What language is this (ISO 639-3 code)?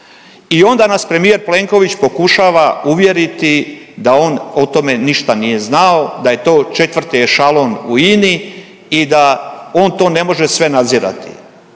hrv